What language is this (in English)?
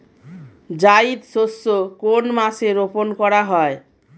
Bangla